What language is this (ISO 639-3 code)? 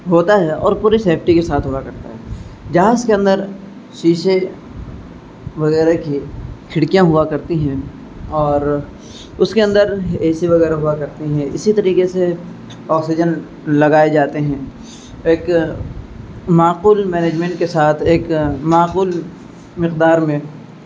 urd